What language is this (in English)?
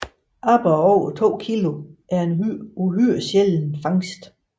Danish